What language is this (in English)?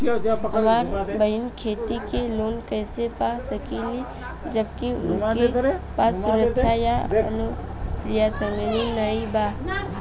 Bhojpuri